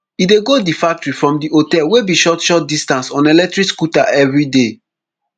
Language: Nigerian Pidgin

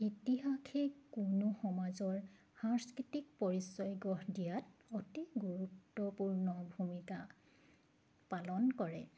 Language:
Assamese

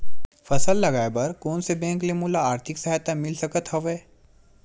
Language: Chhattisgarhi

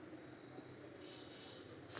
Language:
Kannada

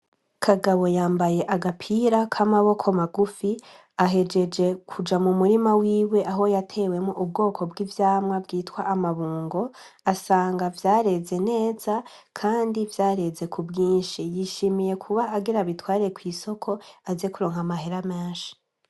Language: Rundi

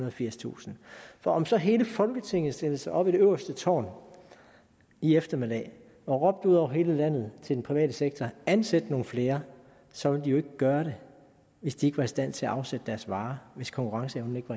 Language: Danish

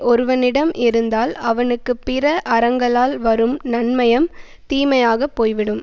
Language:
Tamil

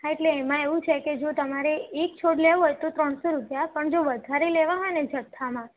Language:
Gujarati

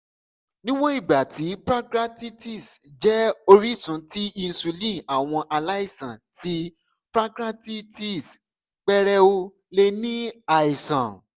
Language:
Yoruba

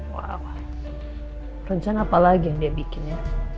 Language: Indonesian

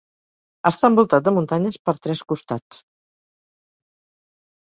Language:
Catalan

